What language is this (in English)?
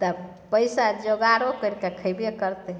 Maithili